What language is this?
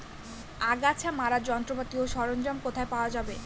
Bangla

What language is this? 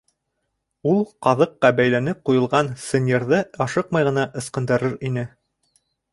Bashkir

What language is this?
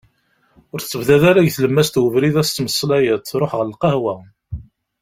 Kabyle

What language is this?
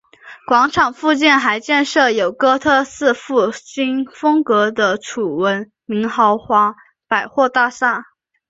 Chinese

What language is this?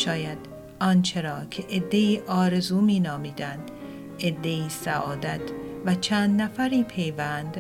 Persian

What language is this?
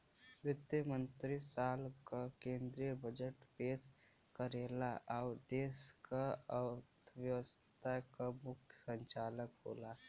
Bhojpuri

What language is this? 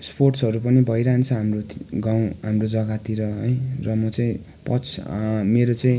Nepali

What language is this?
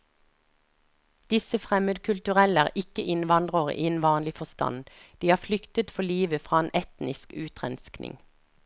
Norwegian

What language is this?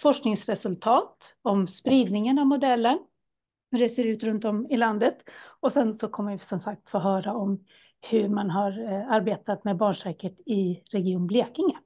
Swedish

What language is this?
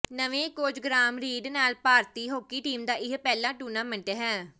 Punjabi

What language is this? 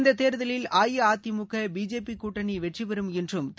Tamil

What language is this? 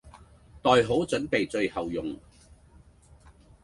Cantonese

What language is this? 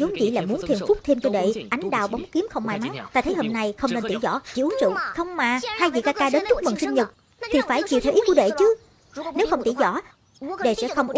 Vietnamese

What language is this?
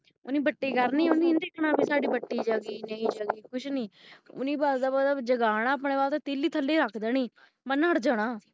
Punjabi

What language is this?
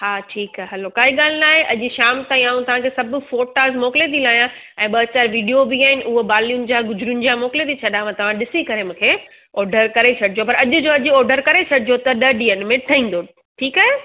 Sindhi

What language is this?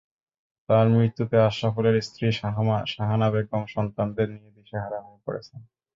Bangla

